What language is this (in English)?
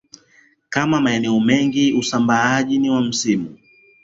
Swahili